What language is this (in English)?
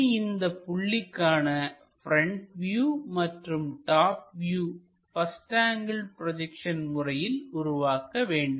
Tamil